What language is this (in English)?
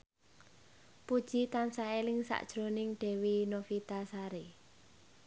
Javanese